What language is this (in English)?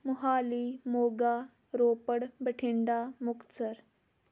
Punjabi